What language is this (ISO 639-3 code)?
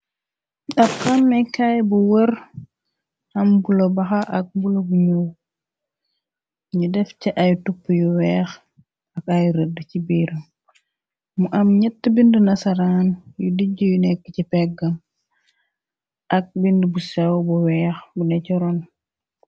wol